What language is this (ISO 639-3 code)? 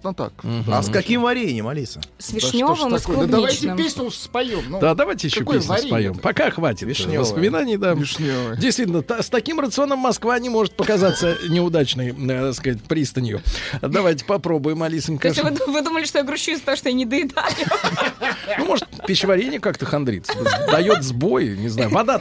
rus